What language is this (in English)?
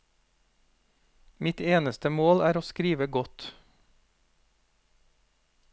Norwegian